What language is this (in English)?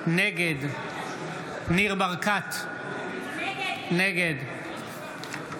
Hebrew